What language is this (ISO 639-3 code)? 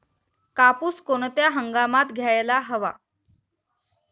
mar